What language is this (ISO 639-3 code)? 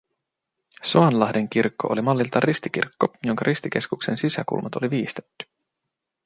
fin